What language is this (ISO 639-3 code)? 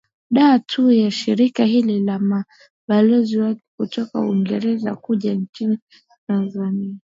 swa